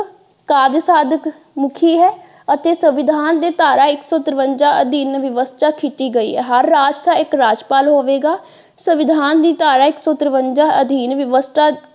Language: Punjabi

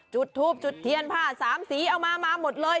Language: Thai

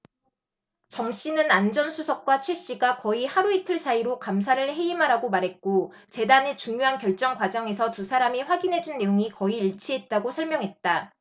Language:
Korean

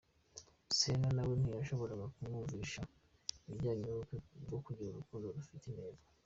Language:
Kinyarwanda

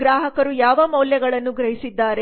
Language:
Kannada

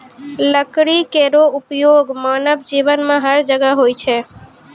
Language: Maithili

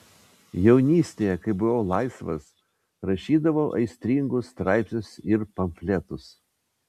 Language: Lithuanian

